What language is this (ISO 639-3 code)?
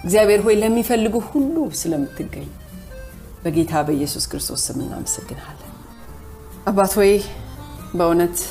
amh